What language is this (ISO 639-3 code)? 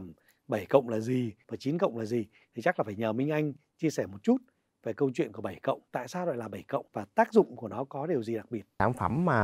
vie